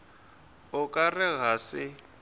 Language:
Northern Sotho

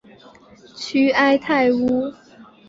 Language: Chinese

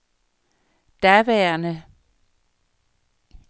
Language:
Danish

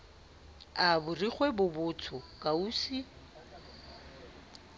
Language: Southern Sotho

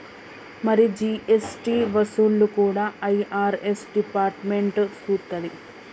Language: Telugu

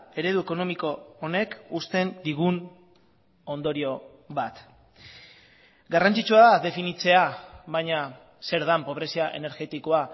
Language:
Basque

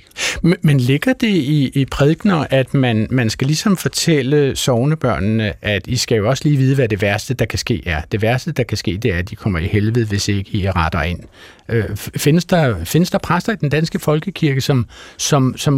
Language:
Danish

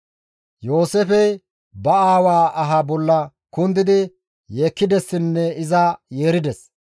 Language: Gamo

